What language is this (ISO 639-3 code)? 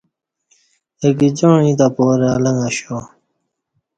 bsh